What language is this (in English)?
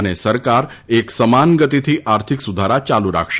Gujarati